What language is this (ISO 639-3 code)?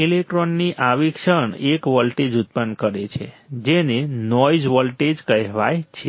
guj